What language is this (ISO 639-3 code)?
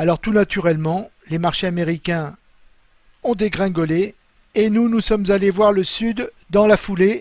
fra